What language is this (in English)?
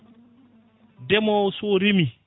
Fula